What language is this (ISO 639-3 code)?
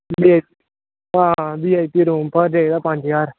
doi